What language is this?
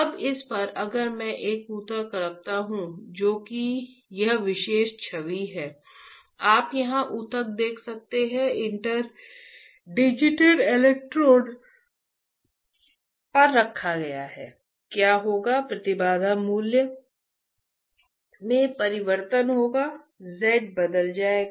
Hindi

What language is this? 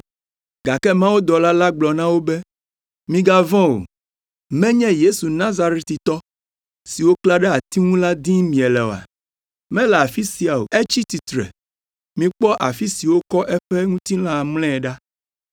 Ewe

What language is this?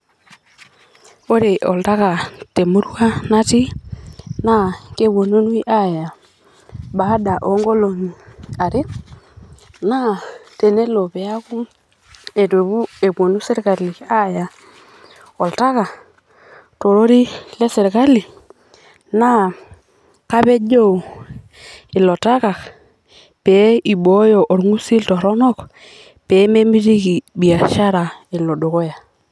Masai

